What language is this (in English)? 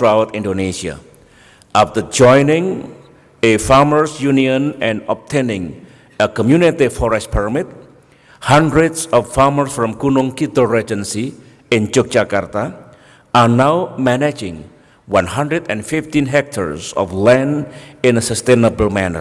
English